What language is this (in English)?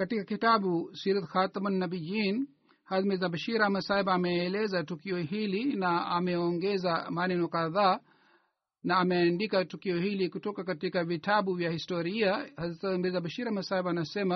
Swahili